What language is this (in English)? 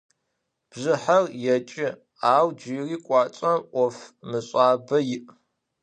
Adyghe